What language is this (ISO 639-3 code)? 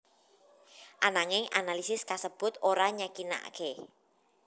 jav